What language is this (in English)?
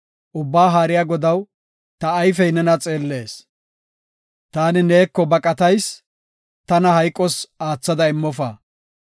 Gofa